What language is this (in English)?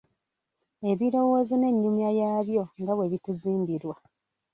Ganda